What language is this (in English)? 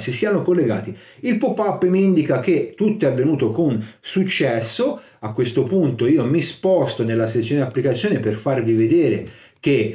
Italian